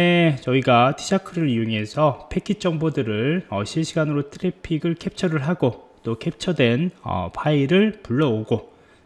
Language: Korean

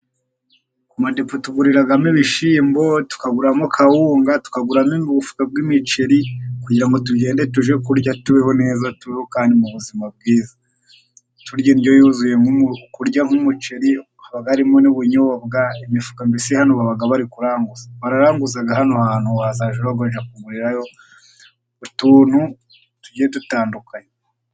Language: Kinyarwanda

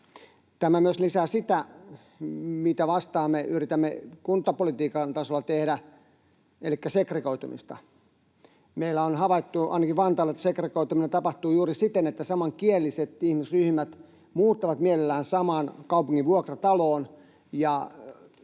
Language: Finnish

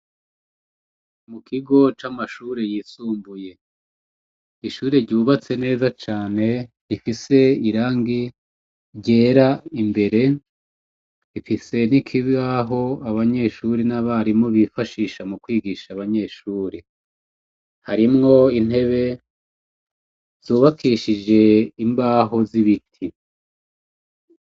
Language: Rundi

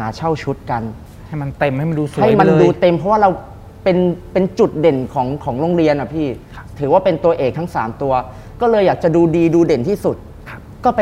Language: Thai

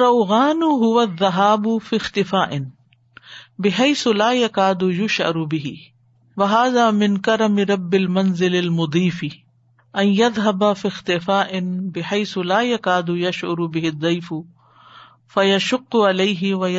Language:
Urdu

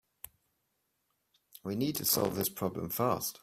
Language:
English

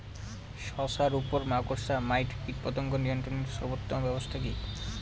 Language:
Bangla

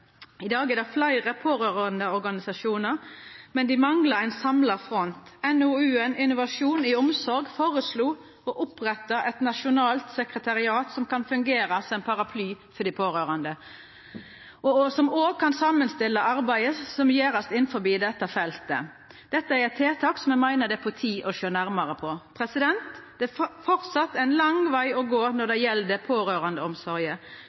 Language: Norwegian Nynorsk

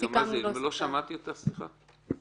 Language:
Hebrew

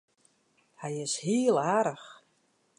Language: Western Frisian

